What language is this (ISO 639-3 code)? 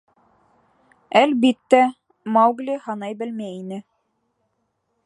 bak